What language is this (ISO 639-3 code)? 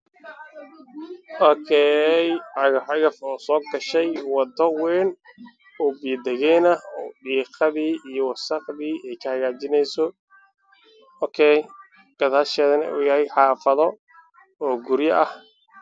som